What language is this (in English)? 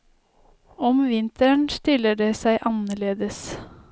Norwegian